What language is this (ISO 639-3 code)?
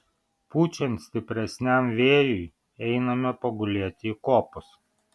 lit